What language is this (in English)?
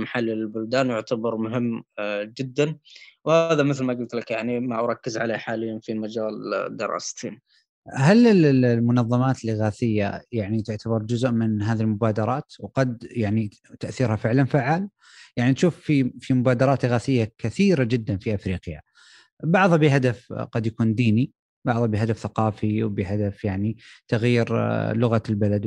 Arabic